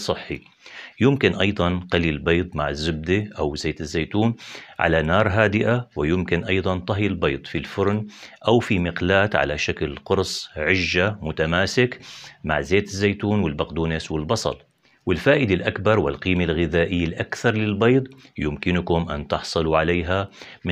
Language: Arabic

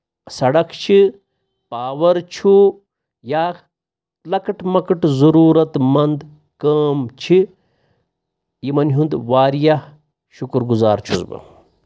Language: Kashmiri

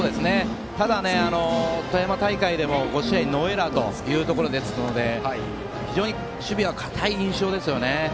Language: Japanese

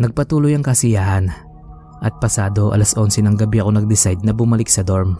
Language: Filipino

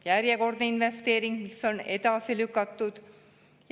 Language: Estonian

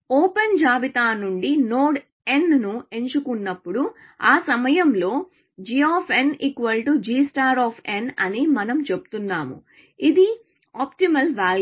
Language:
Telugu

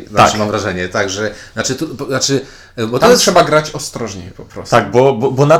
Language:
Polish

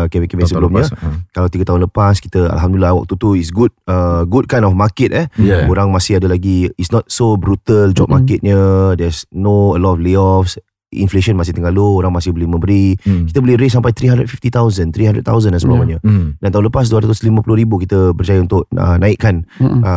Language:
Malay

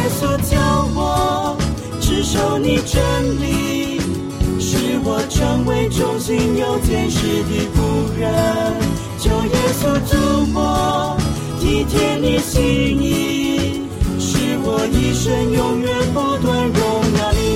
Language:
Chinese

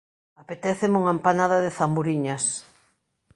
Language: Galician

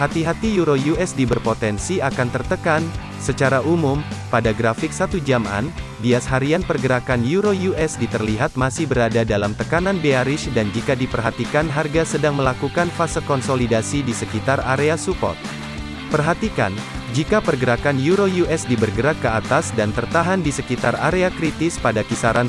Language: Indonesian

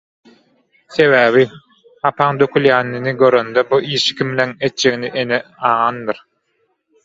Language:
Turkmen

